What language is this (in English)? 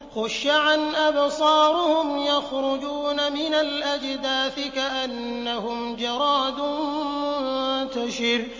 Arabic